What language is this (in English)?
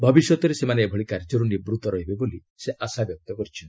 Odia